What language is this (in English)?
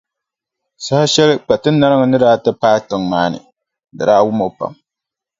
Dagbani